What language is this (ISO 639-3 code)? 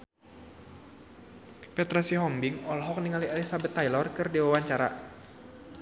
sun